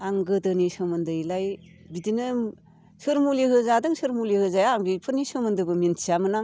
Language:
Bodo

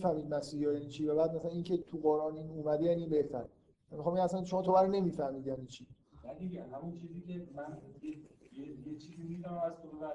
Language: Persian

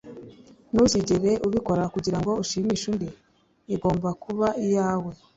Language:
Kinyarwanda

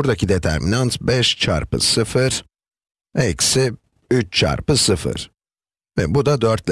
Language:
Turkish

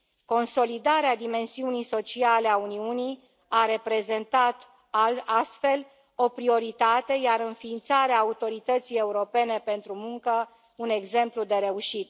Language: Romanian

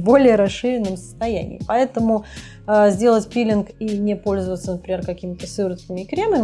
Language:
Russian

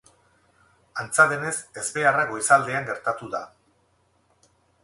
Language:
Basque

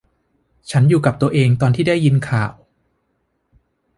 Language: Thai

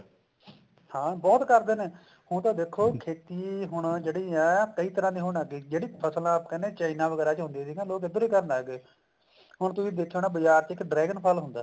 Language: Punjabi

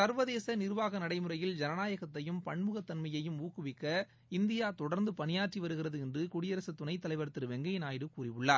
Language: Tamil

